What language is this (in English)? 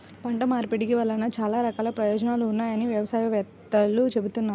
Telugu